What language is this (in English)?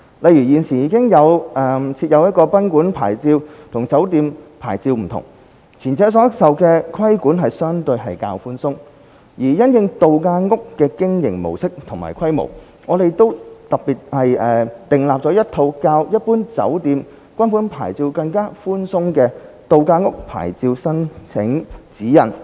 Cantonese